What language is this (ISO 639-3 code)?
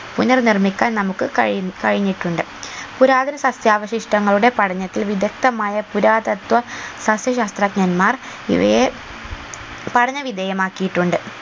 mal